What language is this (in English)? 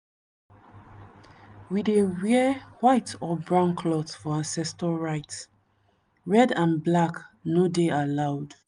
Nigerian Pidgin